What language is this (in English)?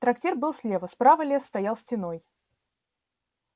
Russian